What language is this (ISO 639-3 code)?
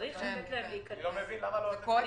heb